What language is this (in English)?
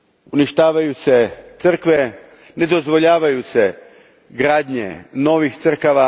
Croatian